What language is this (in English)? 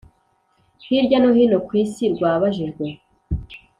Kinyarwanda